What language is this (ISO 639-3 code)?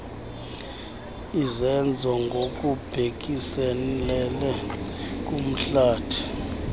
xho